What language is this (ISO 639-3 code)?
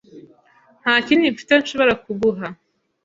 kin